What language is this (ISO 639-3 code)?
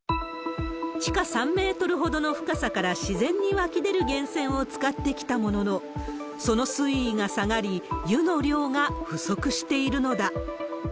jpn